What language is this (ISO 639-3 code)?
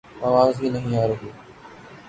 urd